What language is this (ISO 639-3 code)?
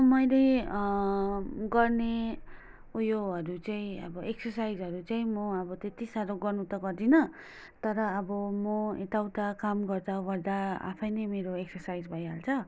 nep